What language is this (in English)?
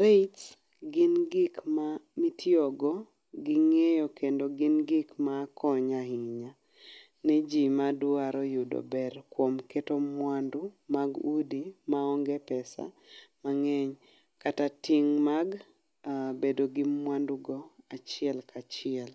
Luo (Kenya and Tanzania)